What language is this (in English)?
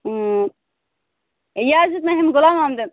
Kashmiri